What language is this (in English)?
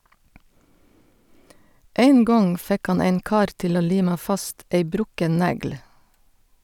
Norwegian